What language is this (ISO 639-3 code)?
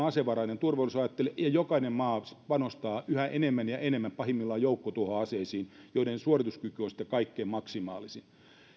fin